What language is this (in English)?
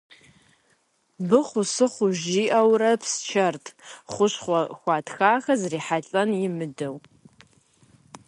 Kabardian